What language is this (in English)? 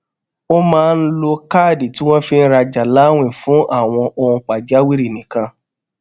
Yoruba